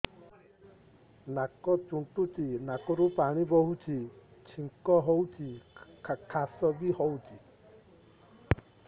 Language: Odia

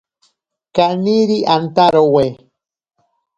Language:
Ashéninka Perené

